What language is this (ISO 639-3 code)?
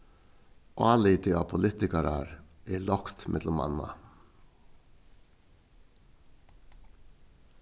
fao